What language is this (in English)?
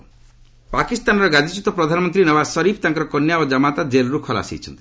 Odia